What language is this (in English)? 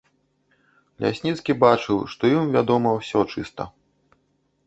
Belarusian